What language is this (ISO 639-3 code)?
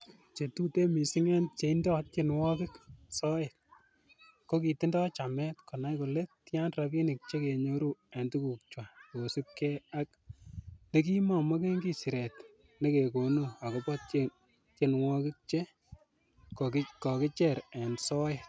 kln